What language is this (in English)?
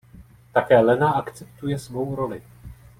Czech